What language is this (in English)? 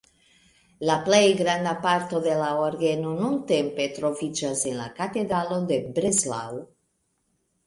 Esperanto